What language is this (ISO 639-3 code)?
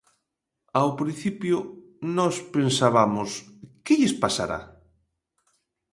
glg